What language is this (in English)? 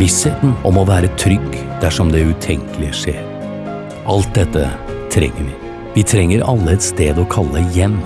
Norwegian